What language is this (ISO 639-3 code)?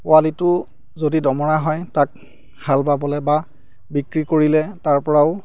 asm